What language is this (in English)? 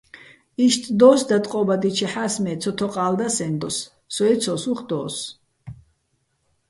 Bats